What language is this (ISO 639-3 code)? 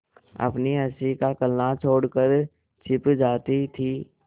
hin